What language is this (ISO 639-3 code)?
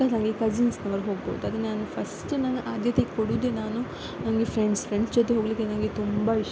kan